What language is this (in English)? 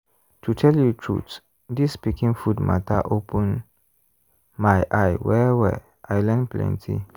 Nigerian Pidgin